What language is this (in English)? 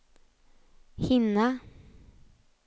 Swedish